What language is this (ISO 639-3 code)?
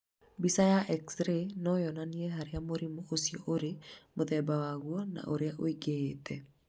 kik